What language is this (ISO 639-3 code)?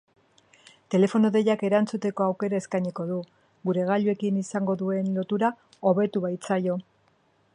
eus